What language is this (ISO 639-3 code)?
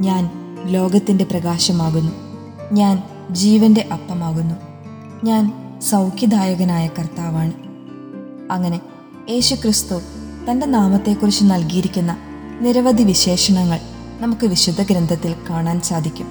mal